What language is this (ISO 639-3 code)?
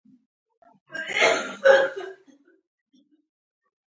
pus